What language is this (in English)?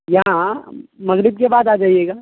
Urdu